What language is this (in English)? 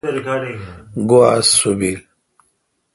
Kalkoti